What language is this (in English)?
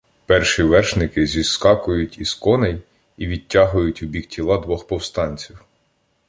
Ukrainian